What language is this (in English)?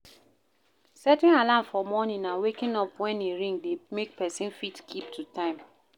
Nigerian Pidgin